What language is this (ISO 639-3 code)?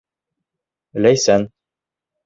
bak